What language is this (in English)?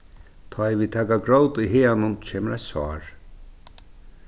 Faroese